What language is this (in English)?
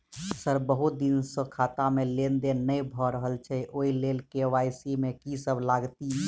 Maithili